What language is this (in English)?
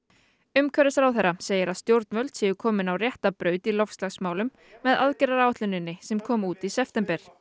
Icelandic